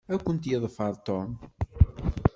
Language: Kabyle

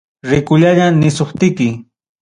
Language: Ayacucho Quechua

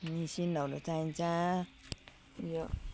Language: Nepali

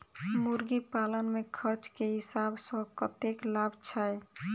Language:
Maithili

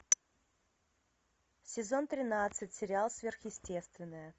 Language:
Russian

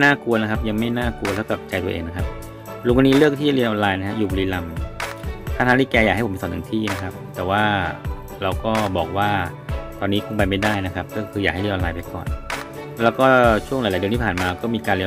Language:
Thai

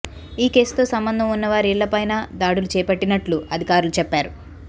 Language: Telugu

